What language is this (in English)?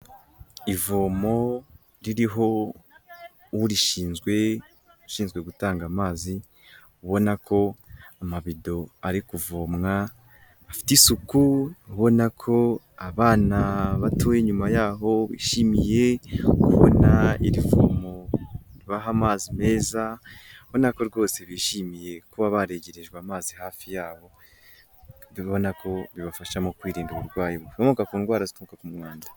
Kinyarwanda